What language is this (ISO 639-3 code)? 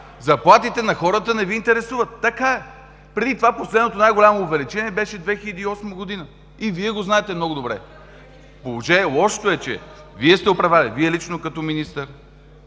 bul